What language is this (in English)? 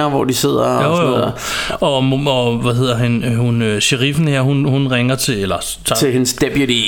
Danish